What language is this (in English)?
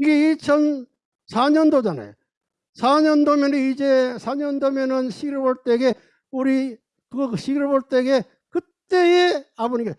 Korean